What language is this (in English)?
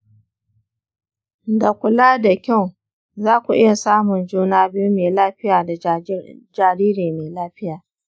Hausa